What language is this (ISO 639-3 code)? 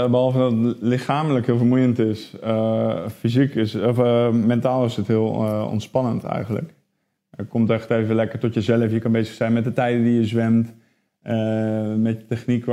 nld